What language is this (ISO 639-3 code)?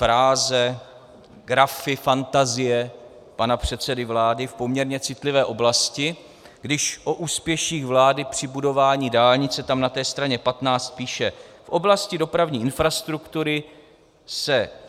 ces